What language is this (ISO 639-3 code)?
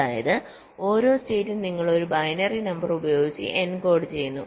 mal